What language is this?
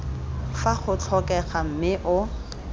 Tswana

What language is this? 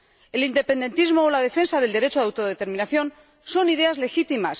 Spanish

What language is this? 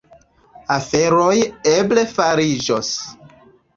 Esperanto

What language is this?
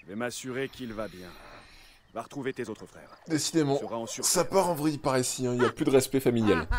French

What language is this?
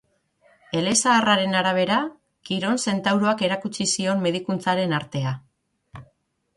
Basque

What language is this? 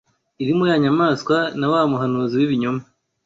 Kinyarwanda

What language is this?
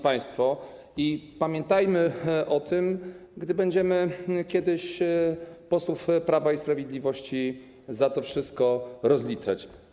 Polish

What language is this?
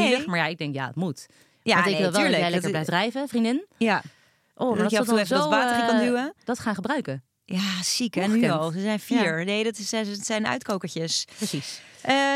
Dutch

